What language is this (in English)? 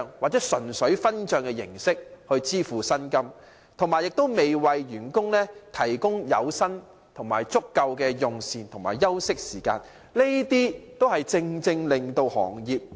Cantonese